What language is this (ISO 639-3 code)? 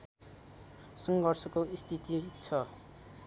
nep